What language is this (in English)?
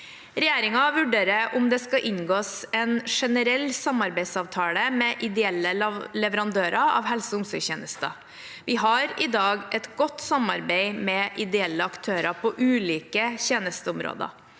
Norwegian